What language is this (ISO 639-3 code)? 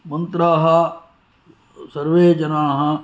san